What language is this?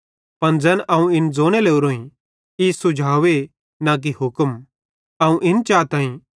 Bhadrawahi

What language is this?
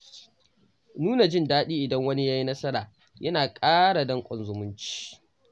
Hausa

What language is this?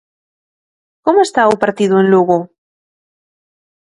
Galician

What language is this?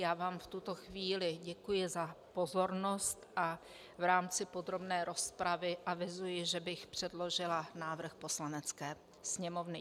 Czech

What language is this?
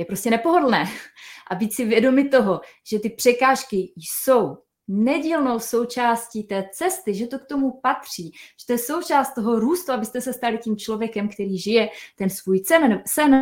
Czech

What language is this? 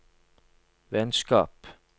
Norwegian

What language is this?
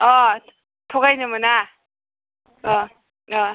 Bodo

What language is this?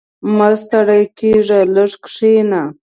Pashto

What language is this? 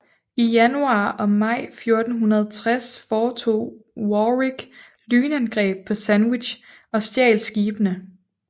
Danish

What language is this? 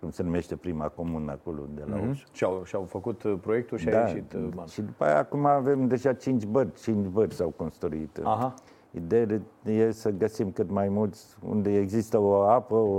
Romanian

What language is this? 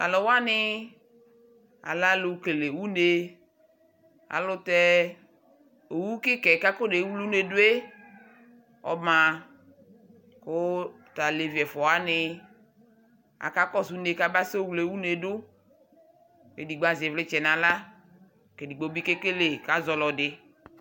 Ikposo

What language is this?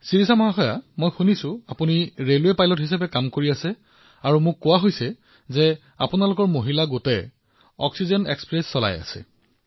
Assamese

